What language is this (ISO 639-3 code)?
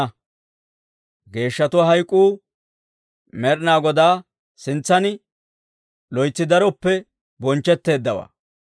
dwr